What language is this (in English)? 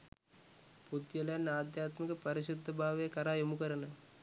Sinhala